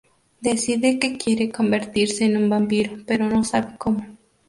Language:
Spanish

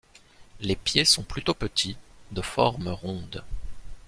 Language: French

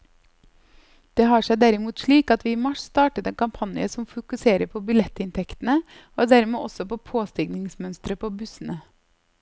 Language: Norwegian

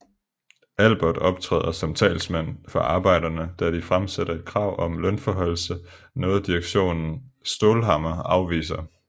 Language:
Danish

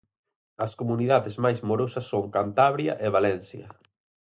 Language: Galician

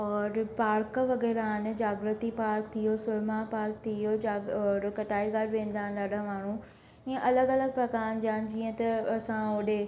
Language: Sindhi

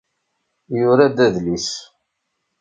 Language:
Kabyle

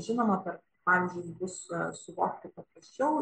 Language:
Lithuanian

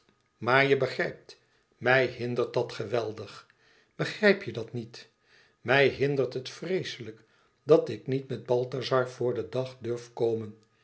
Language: Dutch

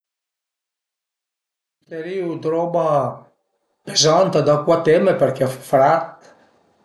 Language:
Piedmontese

